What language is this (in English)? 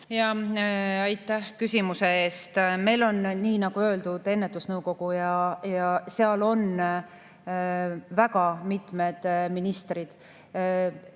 Estonian